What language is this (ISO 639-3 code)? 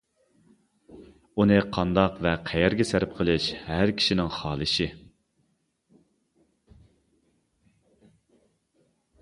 uig